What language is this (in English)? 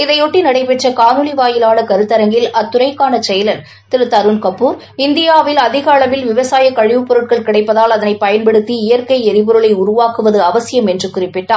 Tamil